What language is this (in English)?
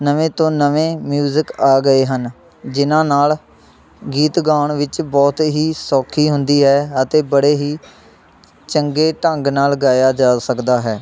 Punjabi